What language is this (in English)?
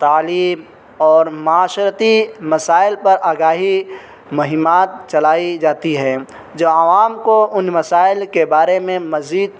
Urdu